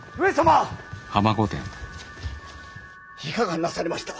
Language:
Japanese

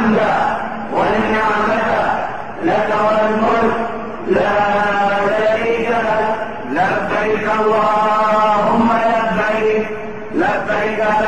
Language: Arabic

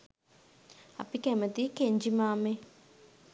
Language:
Sinhala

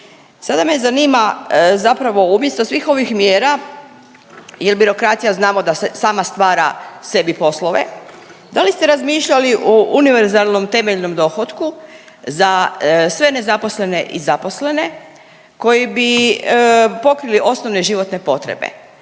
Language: Croatian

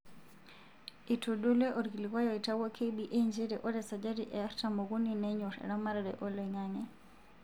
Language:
Masai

